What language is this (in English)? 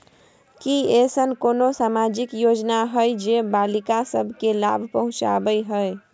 Maithili